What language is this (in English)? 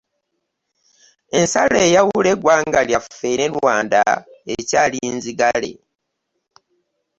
Ganda